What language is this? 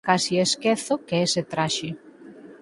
Galician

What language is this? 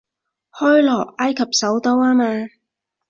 Cantonese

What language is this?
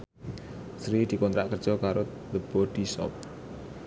Javanese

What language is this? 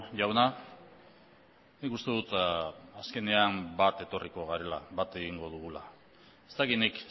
Basque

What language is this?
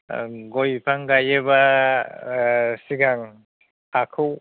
Bodo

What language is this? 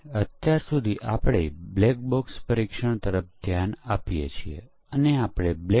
Gujarati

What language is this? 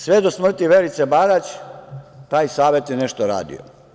Serbian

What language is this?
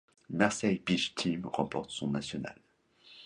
French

